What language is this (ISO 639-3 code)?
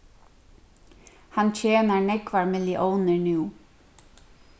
fao